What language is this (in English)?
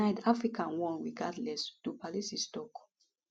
Nigerian Pidgin